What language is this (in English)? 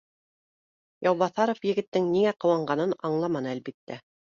Bashkir